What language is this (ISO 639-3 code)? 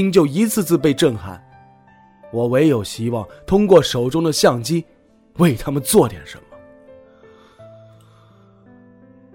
zho